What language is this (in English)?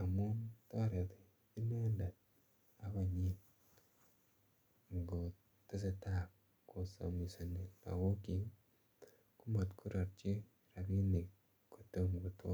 Kalenjin